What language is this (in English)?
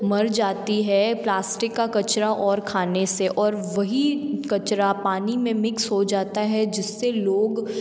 Hindi